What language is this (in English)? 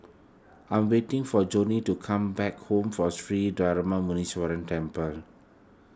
English